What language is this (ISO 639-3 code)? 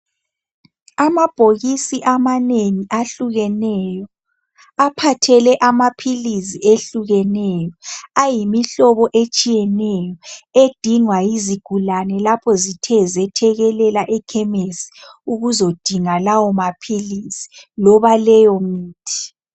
nde